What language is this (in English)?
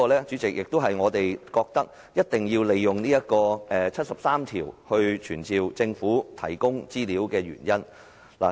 Cantonese